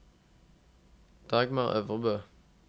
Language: Norwegian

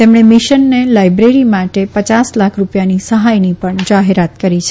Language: Gujarati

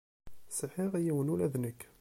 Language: Kabyle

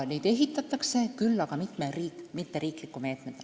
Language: Estonian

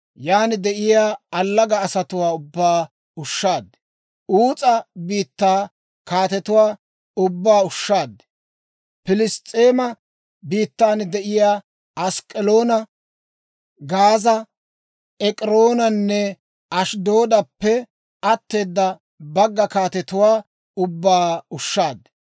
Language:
Dawro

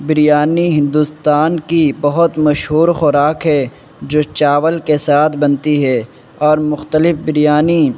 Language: Urdu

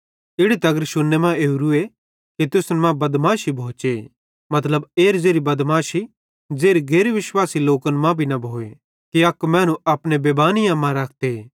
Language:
Bhadrawahi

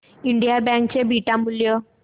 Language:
Marathi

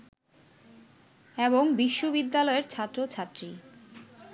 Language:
Bangla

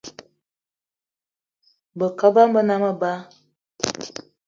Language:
Eton (Cameroon)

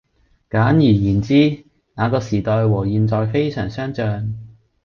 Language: Cantonese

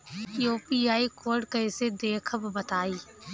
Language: Bhojpuri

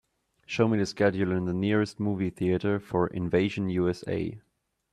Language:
English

